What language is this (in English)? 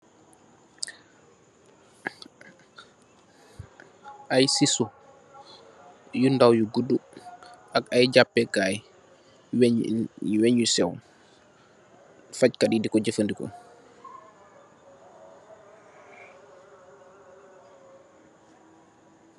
Wolof